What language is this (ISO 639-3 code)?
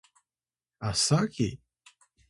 tay